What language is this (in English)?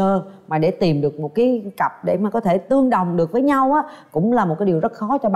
Vietnamese